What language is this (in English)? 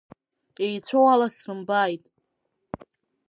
Abkhazian